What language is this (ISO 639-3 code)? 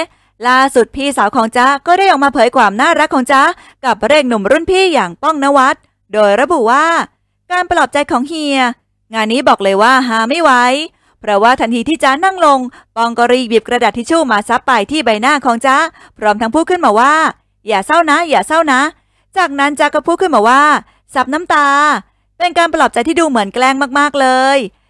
tha